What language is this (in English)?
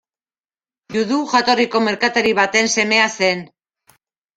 Basque